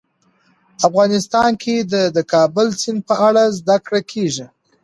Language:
Pashto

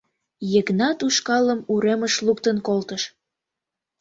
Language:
Mari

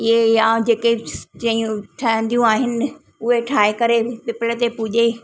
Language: Sindhi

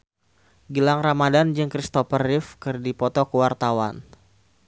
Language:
Sundanese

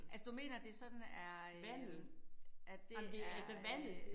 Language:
Danish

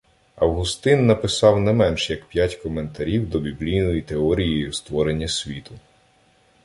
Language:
Ukrainian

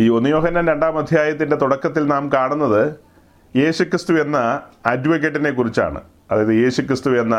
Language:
Malayalam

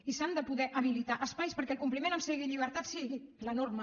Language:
Catalan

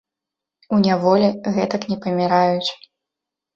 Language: Belarusian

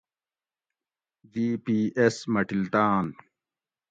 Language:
Gawri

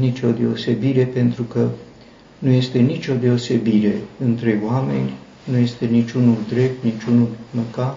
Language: Romanian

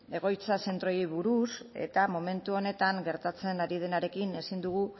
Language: Basque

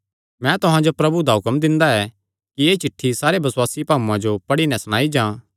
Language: Kangri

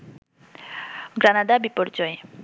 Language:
Bangla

